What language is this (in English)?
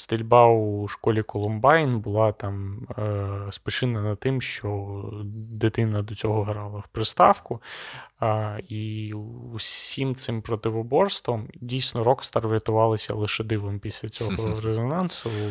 Ukrainian